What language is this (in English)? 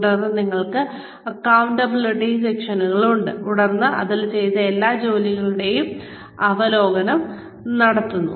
Malayalam